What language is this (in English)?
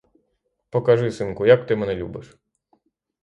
Ukrainian